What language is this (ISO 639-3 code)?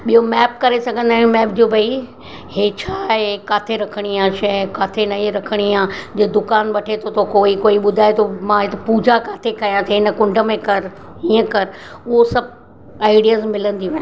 snd